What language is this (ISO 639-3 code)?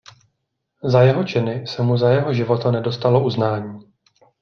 ces